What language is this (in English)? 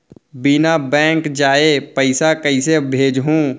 Chhattisgarhi